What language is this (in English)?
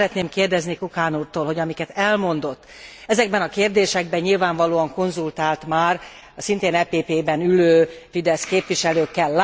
Hungarian